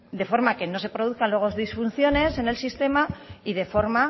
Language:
Spanish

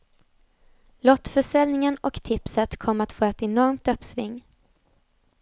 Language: Swedish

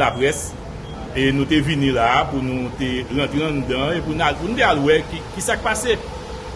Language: French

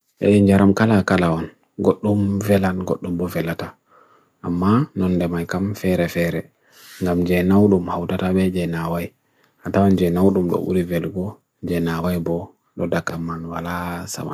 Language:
Bagirmi Fulfulde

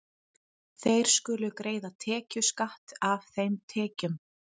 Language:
Icelandic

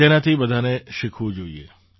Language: Gujarati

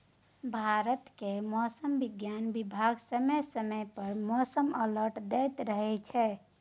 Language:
Maithili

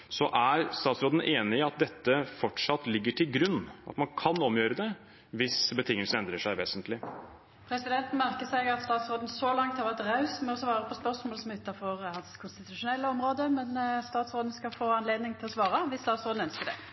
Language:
Norwegian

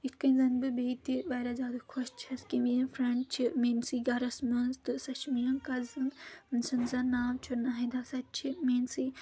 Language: Kashmiri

